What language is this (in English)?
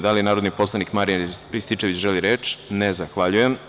Serbian